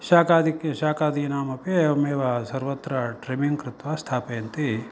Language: Sanskrit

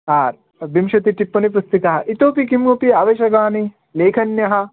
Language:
Sanskrit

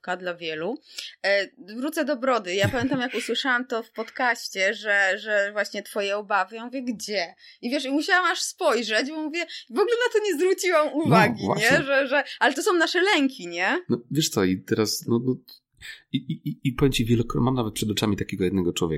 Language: Polish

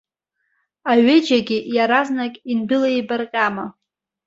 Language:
Abkhazian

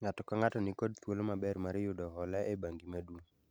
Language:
Luo (Kenya and Tanzania)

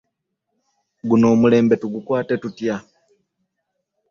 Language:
Ganda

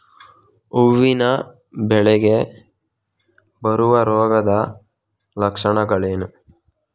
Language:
Kannada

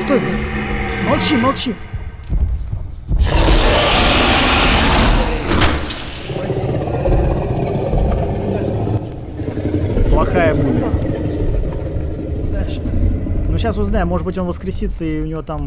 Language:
Russian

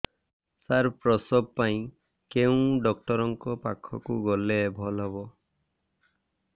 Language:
Odia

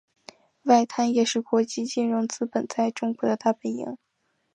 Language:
Chinese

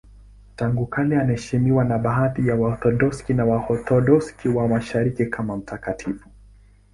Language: Swahili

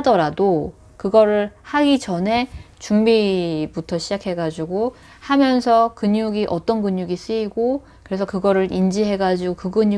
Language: Korean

